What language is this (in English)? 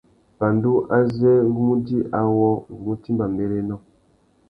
Tuki